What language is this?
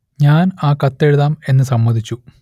Malayalam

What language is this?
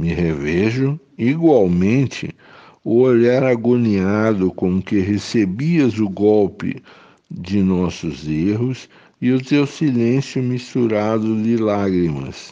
Portuguese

